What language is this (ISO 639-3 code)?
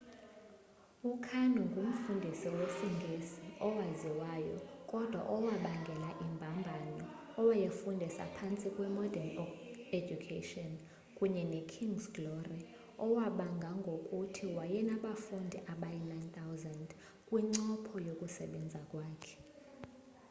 xho